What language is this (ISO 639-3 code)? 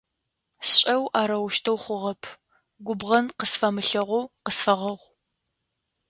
ady